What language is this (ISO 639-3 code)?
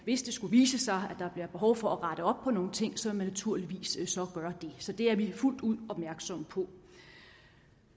dan